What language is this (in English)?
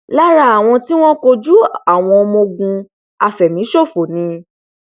Yoruba